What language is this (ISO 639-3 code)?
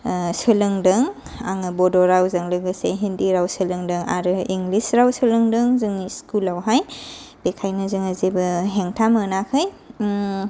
brx